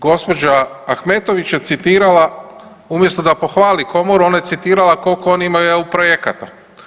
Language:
Croatian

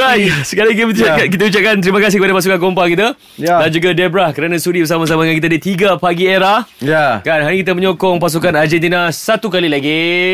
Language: Malay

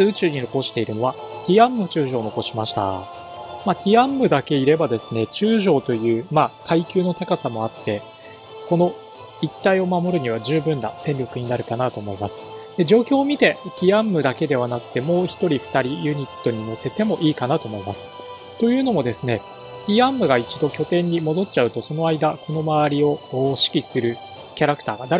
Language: Japanese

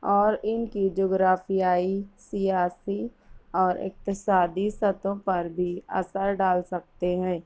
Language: Urdu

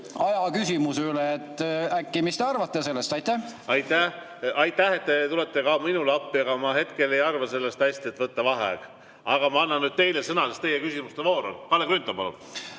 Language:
Estonian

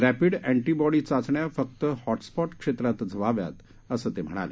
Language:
Marathi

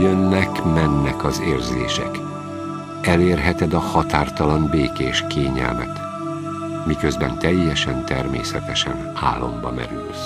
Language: Hungarian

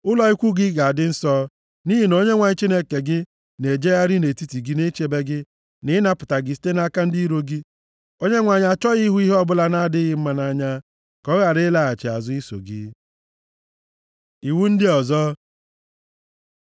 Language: Igbo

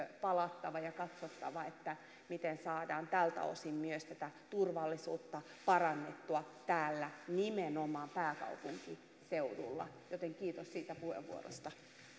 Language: Finnish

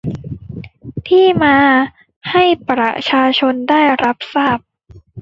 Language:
Thai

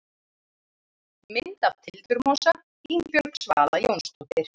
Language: Icelandic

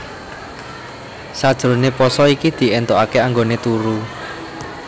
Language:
Javanese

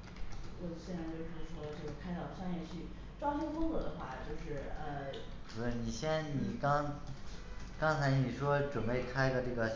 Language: Chinese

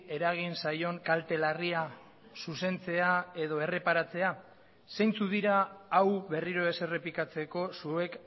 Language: Basque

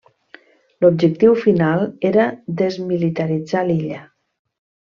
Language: Catalan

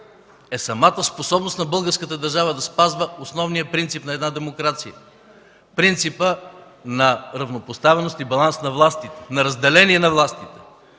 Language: Bulgarian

